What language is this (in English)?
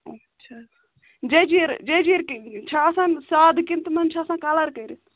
Kashmiri